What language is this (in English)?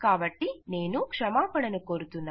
Telugu